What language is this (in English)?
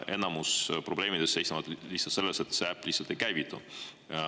Estonian